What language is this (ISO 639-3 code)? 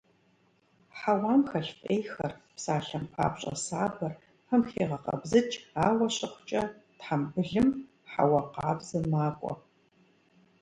kbd